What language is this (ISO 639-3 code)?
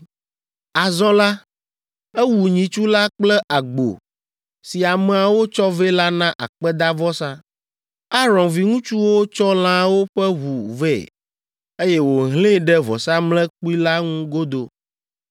ewe